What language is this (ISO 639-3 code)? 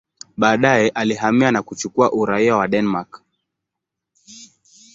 swa